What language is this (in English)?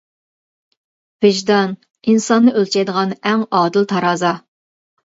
Uyghur